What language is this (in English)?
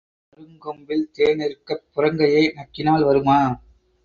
Tamil